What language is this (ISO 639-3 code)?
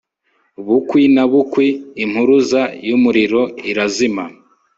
kin